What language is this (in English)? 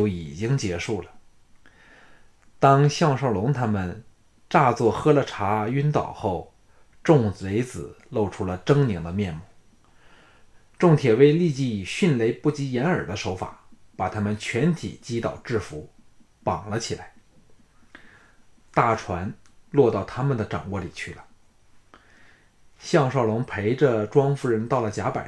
Chinese